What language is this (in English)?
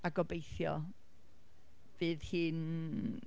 Welsh